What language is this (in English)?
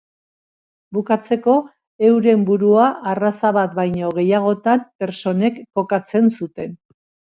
Basque